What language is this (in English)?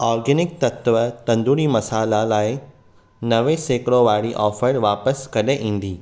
Sindhi